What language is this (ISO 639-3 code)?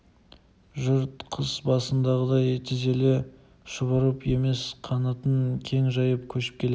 kaz